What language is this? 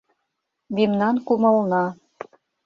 Mari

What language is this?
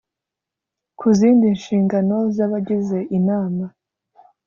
Kinyarwanda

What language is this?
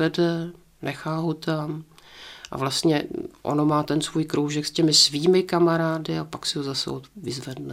Czech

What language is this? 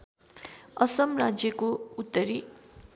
Nepali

